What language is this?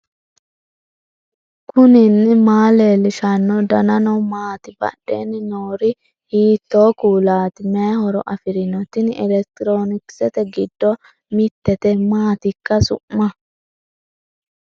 Sidamo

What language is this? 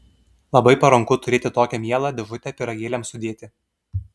Lithuanian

